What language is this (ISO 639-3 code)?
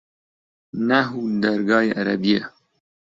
ckb